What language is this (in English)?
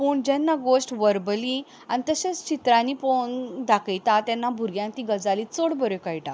Konkani